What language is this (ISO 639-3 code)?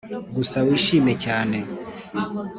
kin